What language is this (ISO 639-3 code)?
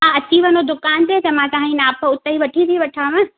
snd